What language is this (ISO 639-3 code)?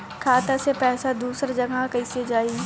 bho